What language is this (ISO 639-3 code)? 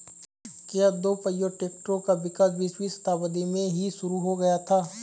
hin